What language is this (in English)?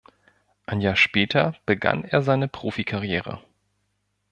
German